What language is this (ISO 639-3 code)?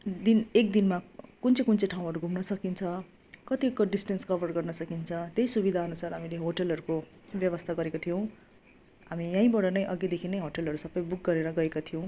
nep